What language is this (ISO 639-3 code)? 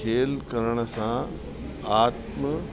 snd